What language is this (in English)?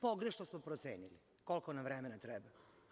Serbian